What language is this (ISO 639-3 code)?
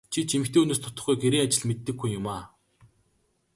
mon